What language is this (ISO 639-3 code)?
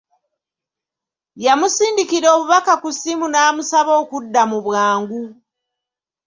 lug